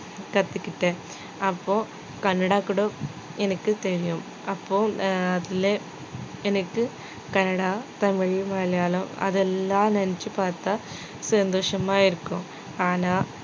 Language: Tamil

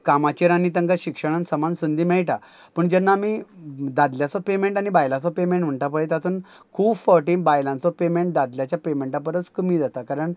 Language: Konkani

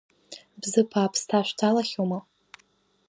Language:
Abkhazian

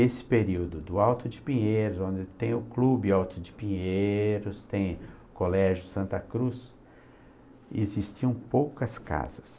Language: Portuguese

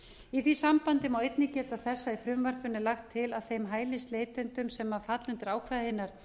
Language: Icelandic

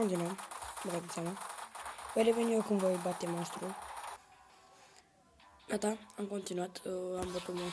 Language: Romanian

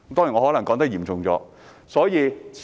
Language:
Cantonese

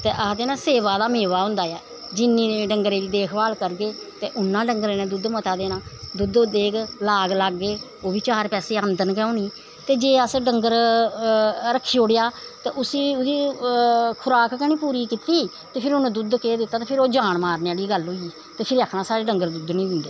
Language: Dogri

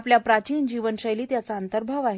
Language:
Marathi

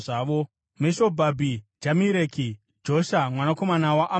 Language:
Shona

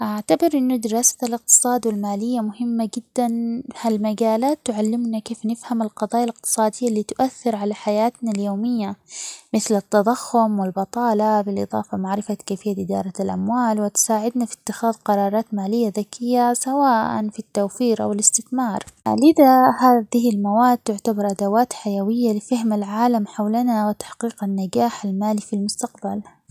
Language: Omani Arabic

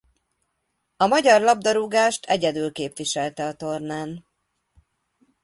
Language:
Hungarian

